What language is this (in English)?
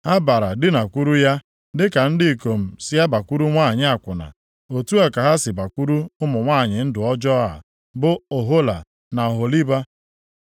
Igbo